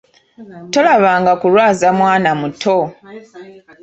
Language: Ganda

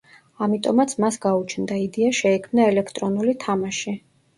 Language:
Georgian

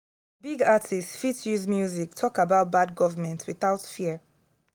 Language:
Nigerian Pidgin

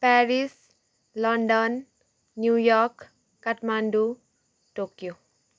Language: Nepali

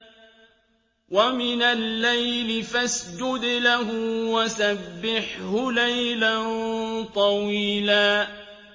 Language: Arabic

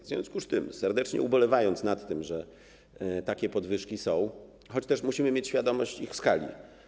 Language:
Polish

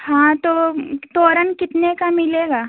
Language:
Hindi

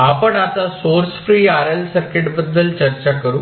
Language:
Marathi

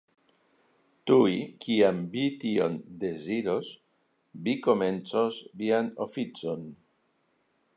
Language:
Esperanto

